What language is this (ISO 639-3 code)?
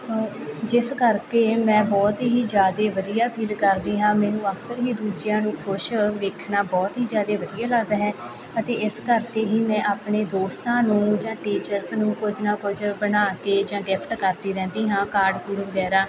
pan